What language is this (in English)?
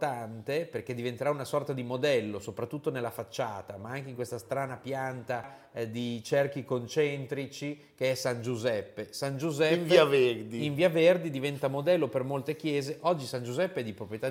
Italian